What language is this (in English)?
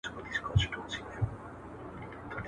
Pashto